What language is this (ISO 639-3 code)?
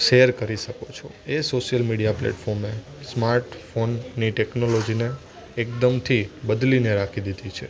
guj